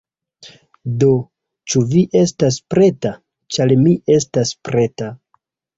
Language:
Esperanto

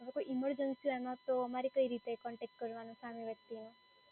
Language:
Gujarati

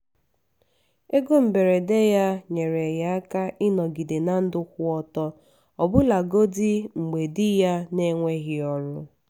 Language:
Igbo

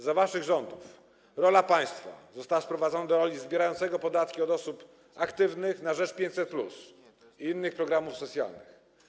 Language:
Polish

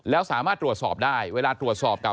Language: Thai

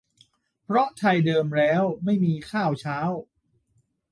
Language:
Thai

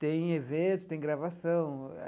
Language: Portuguese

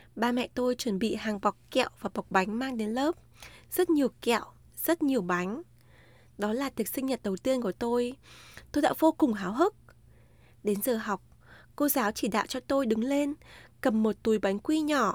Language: Vietnamese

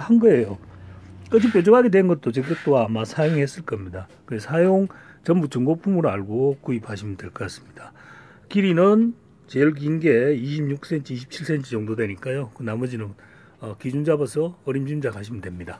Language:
Korean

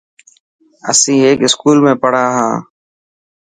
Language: Dhatki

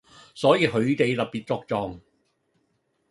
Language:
Cantonese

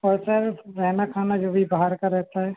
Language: Hindi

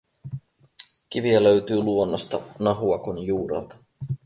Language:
Finnish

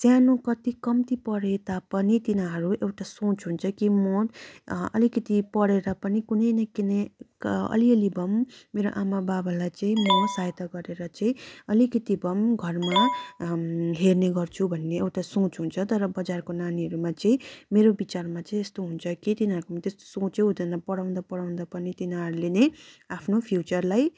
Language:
Nepali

